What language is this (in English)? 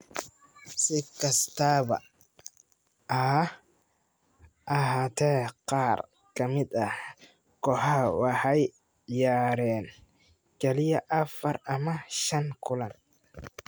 Somali